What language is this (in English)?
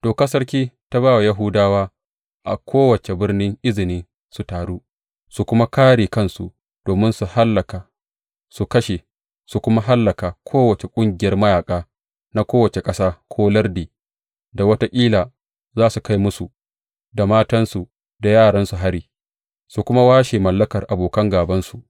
Hausa